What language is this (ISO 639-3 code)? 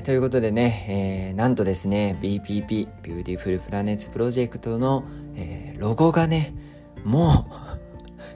jpn